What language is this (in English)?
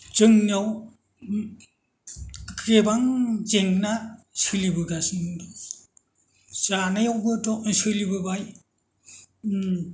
Bodo